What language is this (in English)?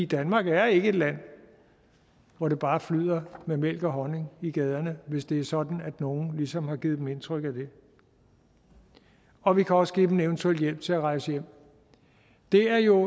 Danish